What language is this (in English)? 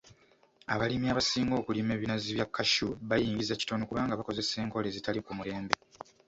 Ganda